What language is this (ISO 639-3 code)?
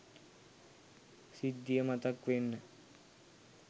sin